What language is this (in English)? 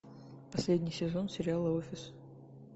Russian